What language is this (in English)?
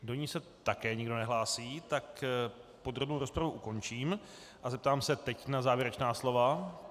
Czech